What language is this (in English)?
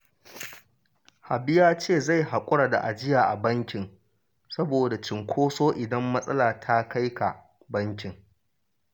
Hausa